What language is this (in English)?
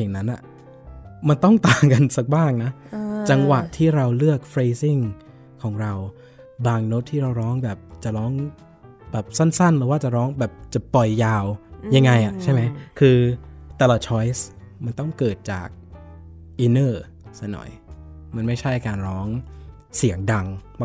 Thai